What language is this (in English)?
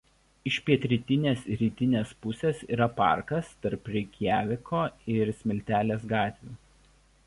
Lithuanian